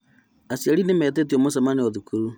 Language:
Kikuyu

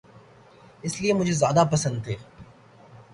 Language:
Urdu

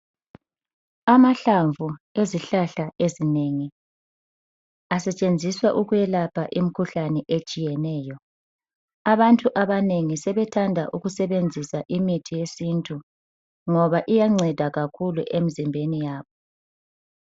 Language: North Ndebele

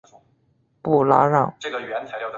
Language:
Chinese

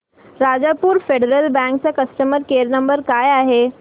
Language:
Marathi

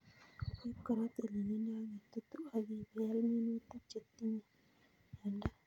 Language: Kalenjin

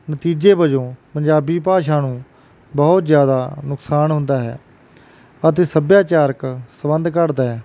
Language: Punjabi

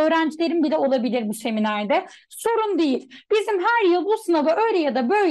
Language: Turkish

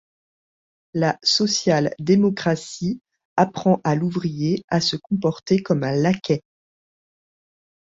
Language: French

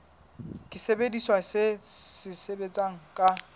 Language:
Southern Sotho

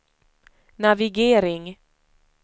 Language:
Swedish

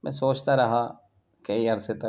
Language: Urdu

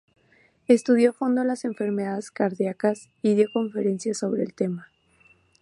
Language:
Spanish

